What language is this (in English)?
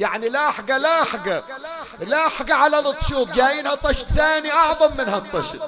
Arabic